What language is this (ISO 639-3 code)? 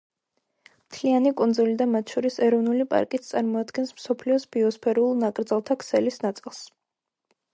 kat